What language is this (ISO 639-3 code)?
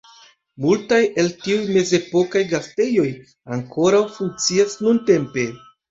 epo